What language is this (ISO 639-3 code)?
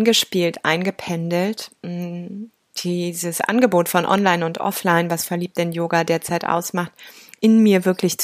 deu